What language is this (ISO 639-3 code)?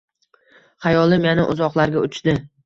uzb